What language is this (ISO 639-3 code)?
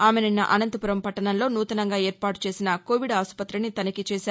tel